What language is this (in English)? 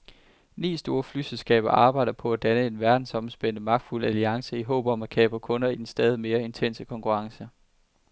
Danish